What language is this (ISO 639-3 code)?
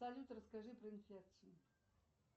rus